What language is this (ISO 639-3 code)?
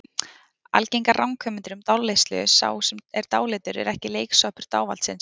isl